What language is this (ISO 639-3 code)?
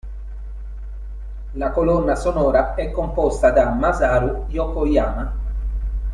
ita